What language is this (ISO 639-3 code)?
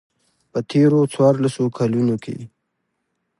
pus